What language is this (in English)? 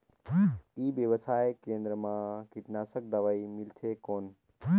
Chhattisgarhi